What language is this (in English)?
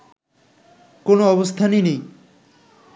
Bangla